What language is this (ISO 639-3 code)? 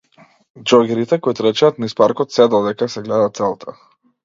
mkd